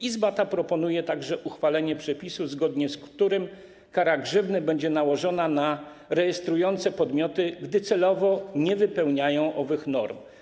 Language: Polish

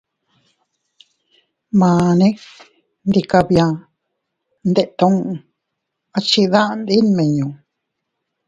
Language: Teutila Cuicatec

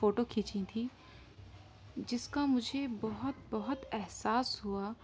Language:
Urdu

